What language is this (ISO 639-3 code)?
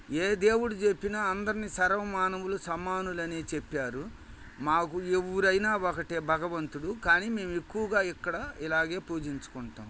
tel